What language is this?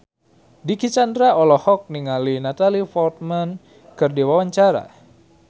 Sundanese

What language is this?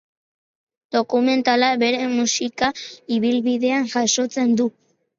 Basque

